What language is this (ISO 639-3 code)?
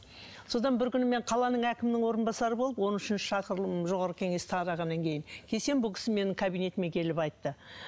kaz